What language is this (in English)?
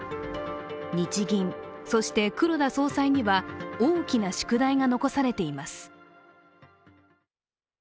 Japanese